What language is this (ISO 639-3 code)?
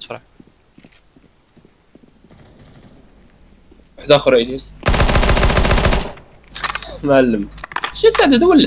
pol